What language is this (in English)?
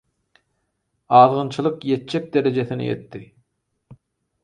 Turkmen